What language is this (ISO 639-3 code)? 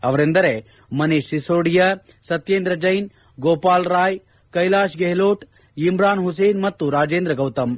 kan